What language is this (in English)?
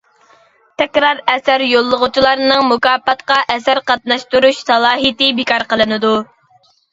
Uyghur